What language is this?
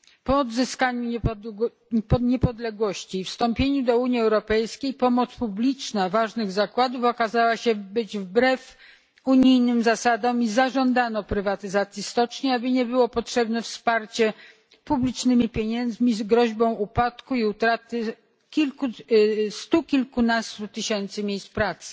Polish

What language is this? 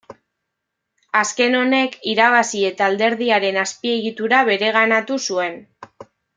Basque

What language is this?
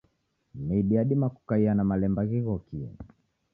Taita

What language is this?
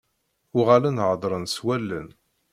Kabyle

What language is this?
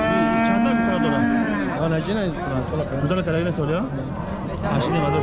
Turkish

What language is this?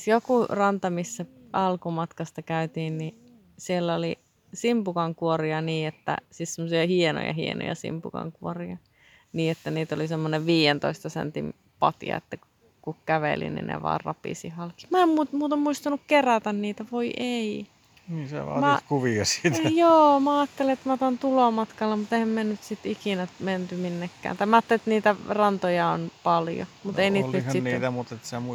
Finnish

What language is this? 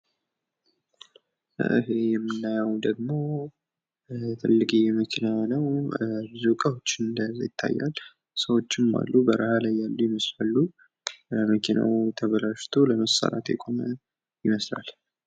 Amharic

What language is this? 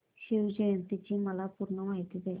Marathi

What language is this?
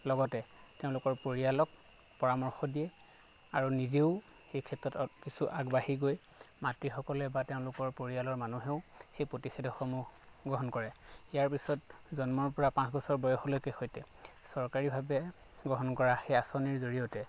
Assamese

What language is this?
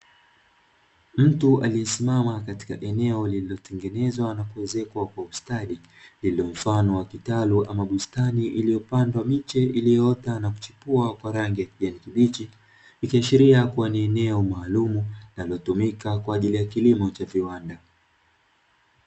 Swahili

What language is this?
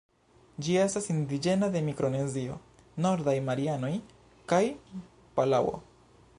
Esperanto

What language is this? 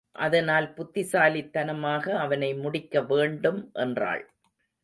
Tamil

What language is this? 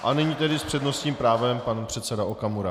Czech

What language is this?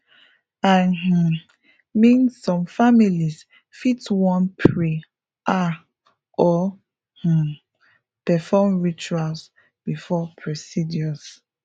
Nigerian Pidgin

